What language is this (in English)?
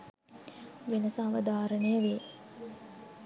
Sinhala